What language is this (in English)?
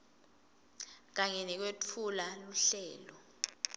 Swati